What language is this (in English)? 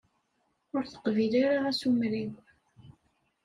Kabyle